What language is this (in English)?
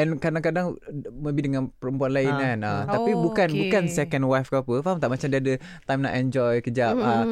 Malay